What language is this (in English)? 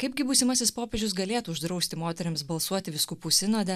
Lithuanian